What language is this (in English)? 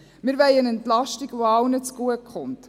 Swiss German